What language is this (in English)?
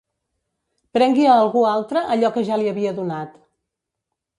Catalan